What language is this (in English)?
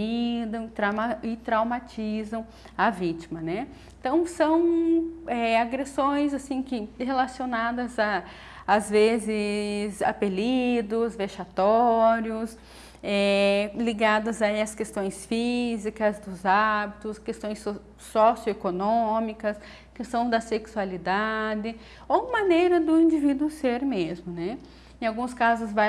Portuguese